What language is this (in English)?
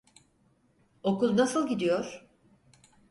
Turkish